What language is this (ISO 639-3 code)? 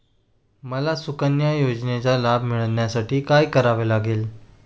mar